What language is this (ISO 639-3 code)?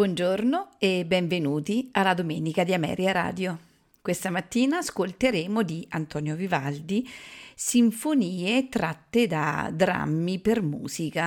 ita